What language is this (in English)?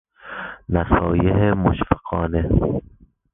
Persian